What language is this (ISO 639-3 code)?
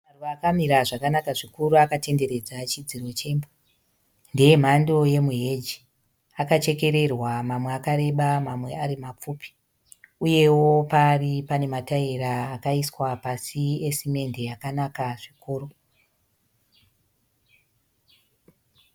sna